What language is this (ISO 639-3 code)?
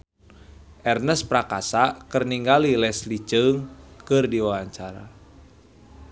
sun